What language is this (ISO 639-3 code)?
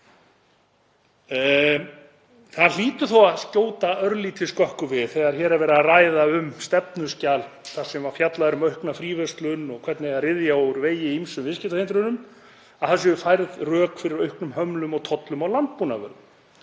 isl